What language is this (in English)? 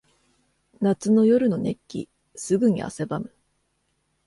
Japanese